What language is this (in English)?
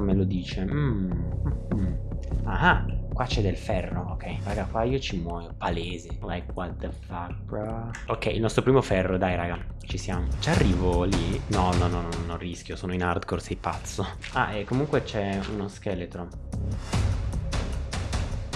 Italian